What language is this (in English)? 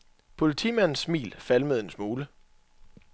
Danish